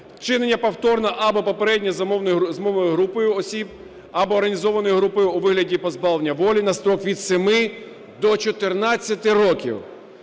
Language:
Ukrainian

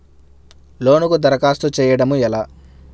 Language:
Telugu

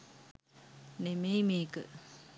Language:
Sinhala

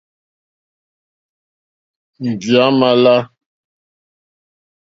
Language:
Mokpwe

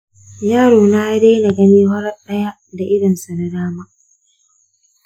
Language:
Hausa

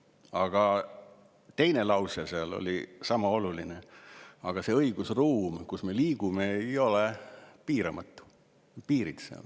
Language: Estonian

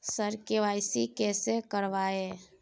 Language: Maithili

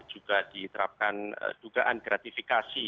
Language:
Indonesian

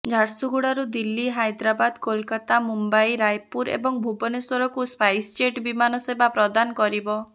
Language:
Odia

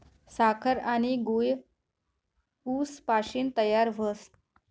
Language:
Marathi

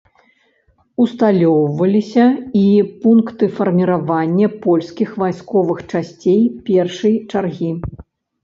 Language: Belarusian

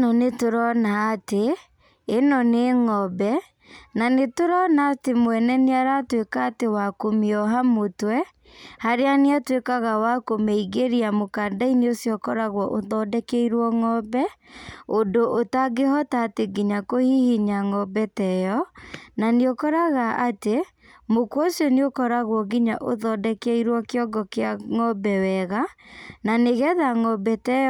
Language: Kikuyu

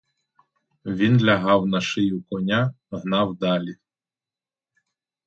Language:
Ukrainian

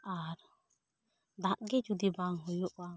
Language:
Santali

